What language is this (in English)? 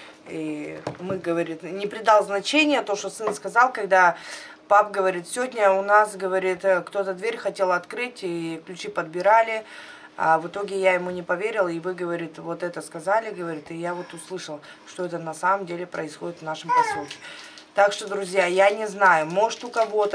Russian